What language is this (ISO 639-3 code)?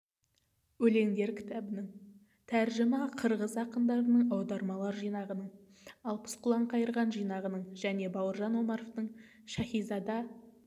kaz